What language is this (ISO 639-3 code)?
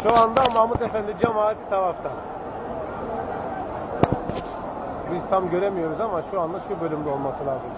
tur